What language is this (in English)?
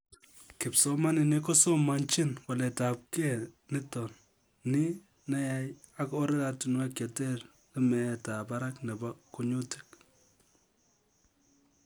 Kalenjin